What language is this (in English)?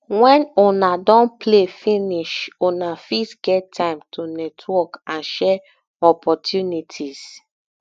Nigerian Pidgin